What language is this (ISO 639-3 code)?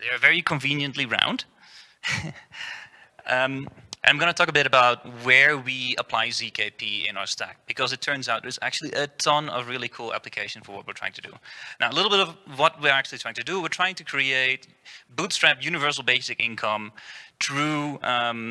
eng